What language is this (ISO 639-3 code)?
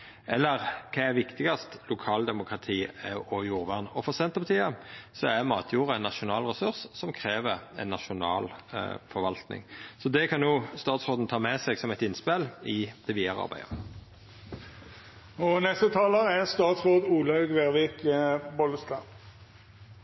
nno